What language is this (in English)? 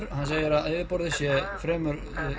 Icelandic